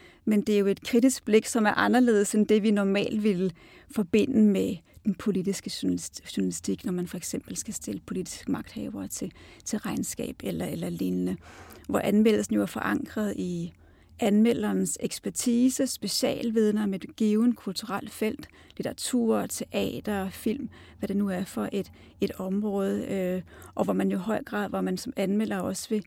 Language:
Danish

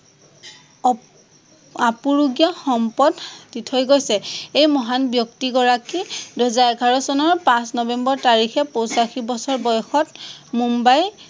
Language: Assamese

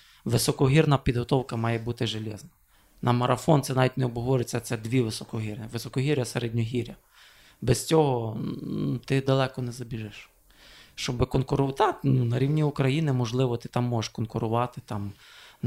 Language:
Ukrainian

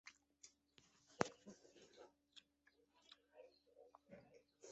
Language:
Chinese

